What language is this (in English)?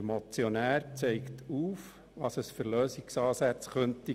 Swiss German